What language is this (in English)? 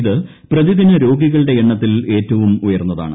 Malayalam